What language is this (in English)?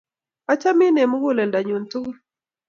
Kalenjin